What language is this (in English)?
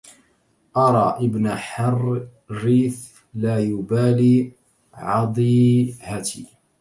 Arabic